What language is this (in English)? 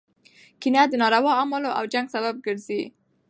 Pashto